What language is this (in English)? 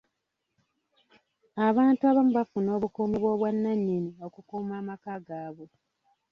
Ganda